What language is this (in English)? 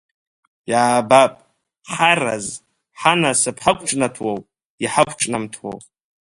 Abkhazian